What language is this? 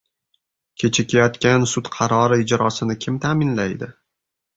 Uzbek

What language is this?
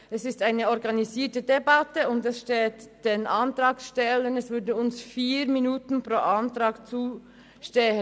Swiss German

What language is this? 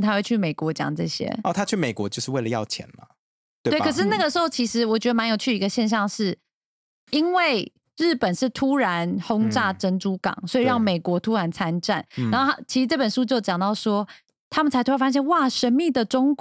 Chinese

